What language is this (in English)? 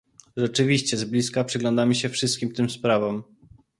Polish